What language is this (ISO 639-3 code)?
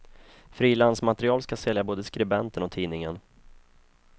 swe